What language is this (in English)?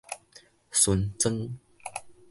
Min Nan Chinese